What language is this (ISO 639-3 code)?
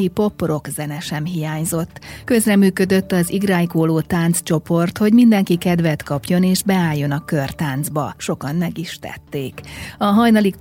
hun